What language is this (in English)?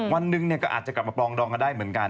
Thai